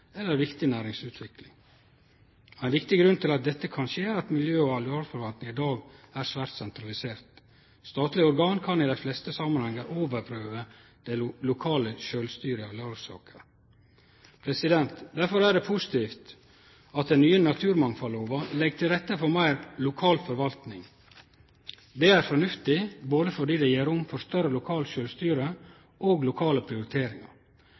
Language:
Norwegian Nynorsk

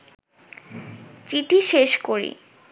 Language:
Bangla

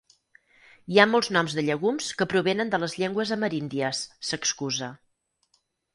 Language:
Catalan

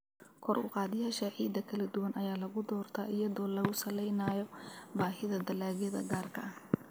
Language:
Somali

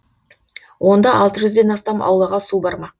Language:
Kazakh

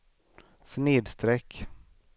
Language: Swedish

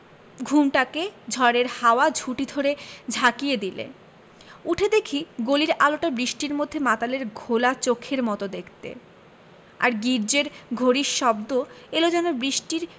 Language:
Bangla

